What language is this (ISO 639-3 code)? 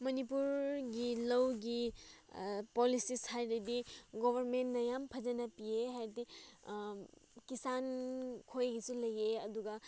mni